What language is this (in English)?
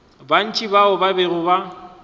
Northern Sotho